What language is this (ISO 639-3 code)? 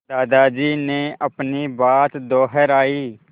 hin